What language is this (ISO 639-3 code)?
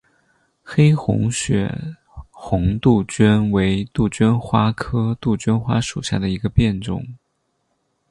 zho